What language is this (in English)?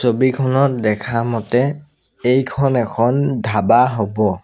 Assamese